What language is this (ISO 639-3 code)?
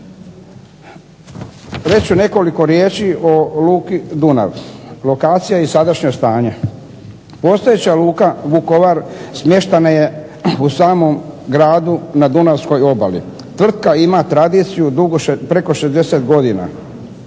hrv